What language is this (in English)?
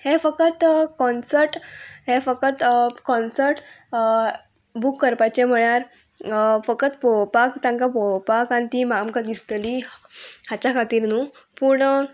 Konkani